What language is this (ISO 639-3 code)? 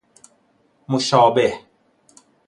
fas